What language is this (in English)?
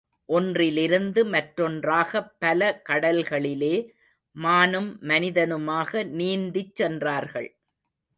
Tamil